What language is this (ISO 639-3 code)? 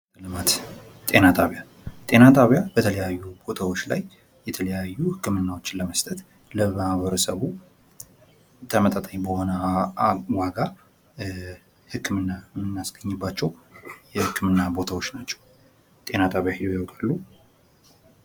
amh